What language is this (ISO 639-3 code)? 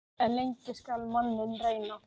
isl